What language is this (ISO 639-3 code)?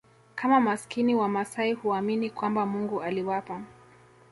swa